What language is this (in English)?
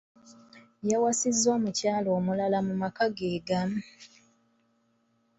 Ganda